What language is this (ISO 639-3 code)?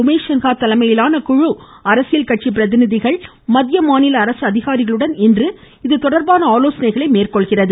tam